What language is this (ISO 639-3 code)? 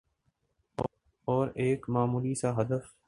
urd